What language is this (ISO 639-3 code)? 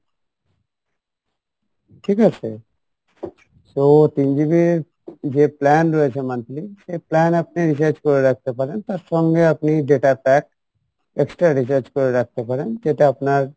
ben